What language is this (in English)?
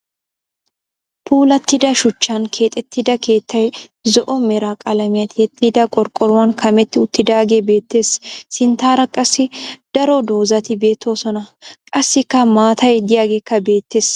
Wolaytta